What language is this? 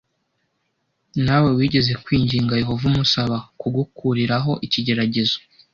Kinyarwanda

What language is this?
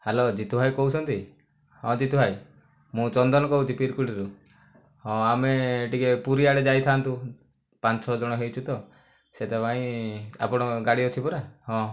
Odia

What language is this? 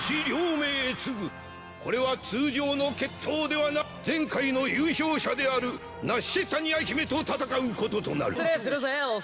Japanese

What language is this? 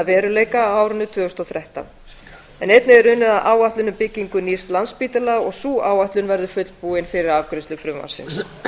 Icelandic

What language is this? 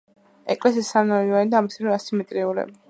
Georgian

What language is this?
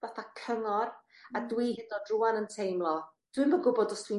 Welsh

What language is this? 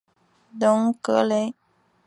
Chinese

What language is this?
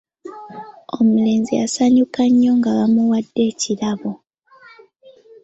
Ganda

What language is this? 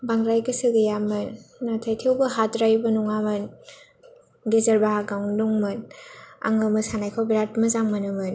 Bodo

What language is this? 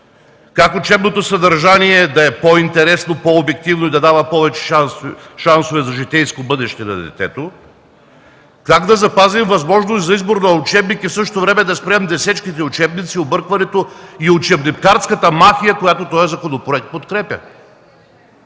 Bulgarian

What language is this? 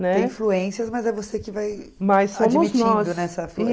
Portuguese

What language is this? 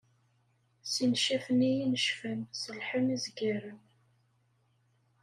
Kabyle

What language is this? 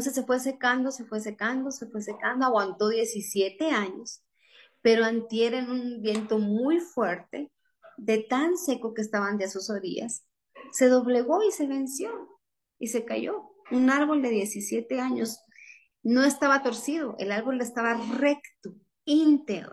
Spanish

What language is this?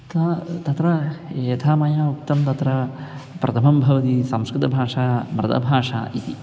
Sanskrit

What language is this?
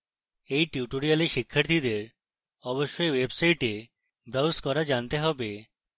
Bangla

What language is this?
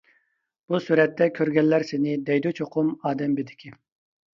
Uyghur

